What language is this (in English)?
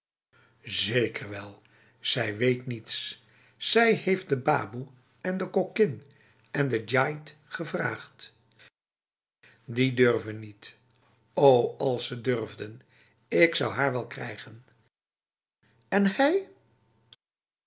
Dutch